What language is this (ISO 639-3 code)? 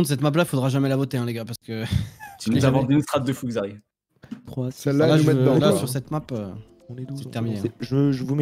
fra